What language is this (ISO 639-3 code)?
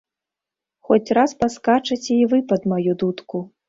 bel